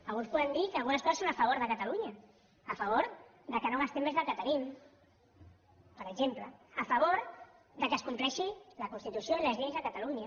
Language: Catalan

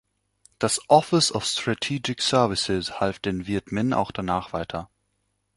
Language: German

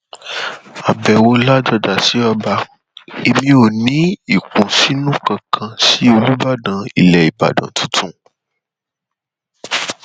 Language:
Yoruba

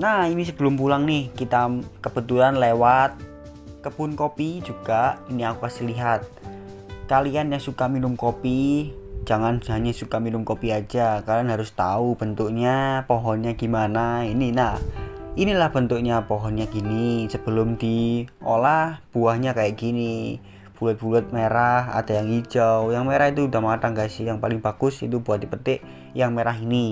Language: Indonesian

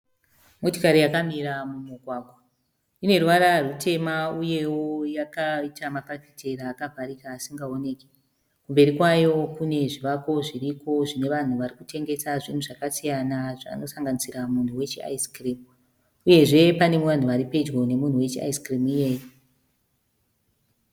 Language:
Shona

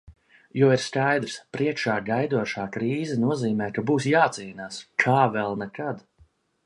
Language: Latvian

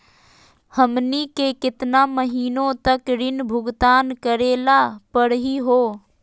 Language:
Magahi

